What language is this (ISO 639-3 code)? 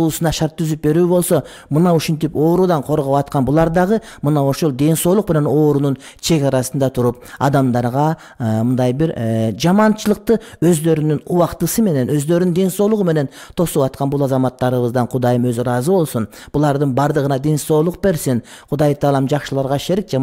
fra